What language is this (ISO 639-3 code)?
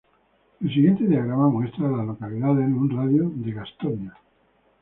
spa